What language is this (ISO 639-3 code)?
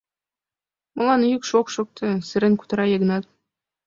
chm